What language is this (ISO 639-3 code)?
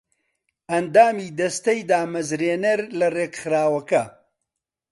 ckb